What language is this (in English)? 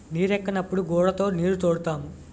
Telugu